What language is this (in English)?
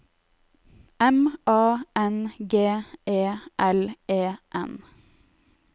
Norwegian